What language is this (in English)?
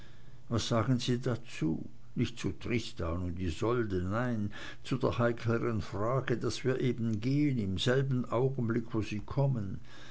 German